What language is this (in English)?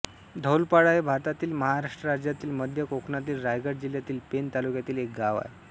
Marathi